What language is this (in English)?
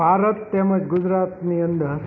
Gujarati